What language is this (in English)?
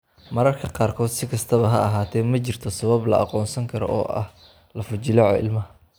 Somali